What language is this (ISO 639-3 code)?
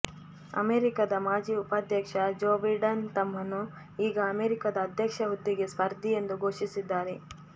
kan